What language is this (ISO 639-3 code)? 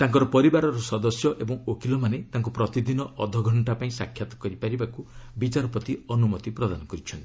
ori